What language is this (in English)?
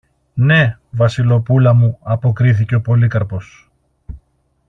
Greek